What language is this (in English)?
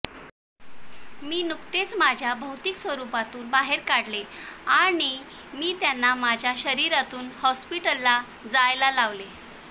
Marathi